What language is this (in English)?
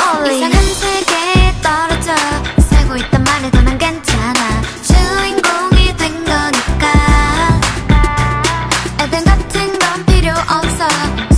Korean